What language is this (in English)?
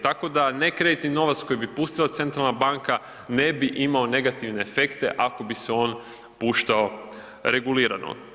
Croatian